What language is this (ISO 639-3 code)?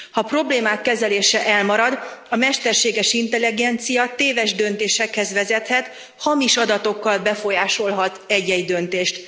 hun